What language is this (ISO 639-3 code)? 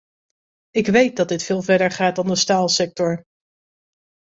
nld